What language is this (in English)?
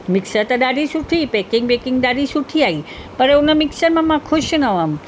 Sindhi